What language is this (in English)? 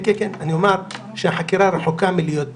Hebrew